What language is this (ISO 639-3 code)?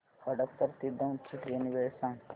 mar